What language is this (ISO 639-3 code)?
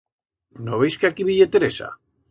arg